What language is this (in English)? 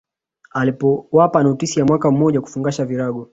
Swahili